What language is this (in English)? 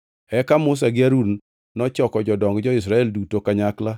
Luo (Kenya and Tanzania)